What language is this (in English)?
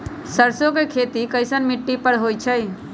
Magahi